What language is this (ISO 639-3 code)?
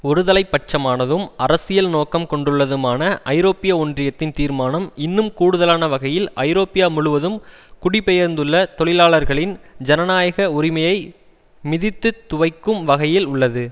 tam